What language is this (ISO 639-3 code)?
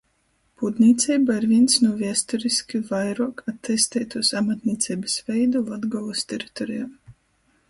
ltg